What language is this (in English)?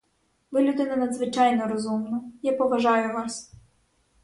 Ukrainian